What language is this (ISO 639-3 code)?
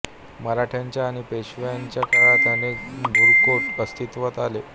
mar